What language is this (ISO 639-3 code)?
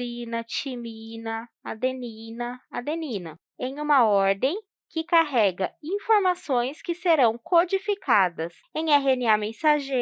por